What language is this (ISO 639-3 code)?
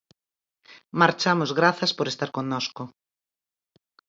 glg